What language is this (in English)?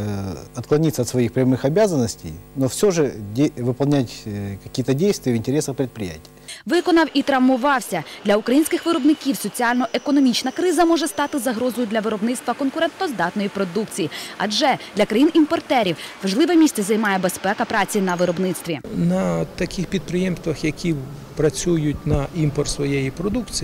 Ukrainian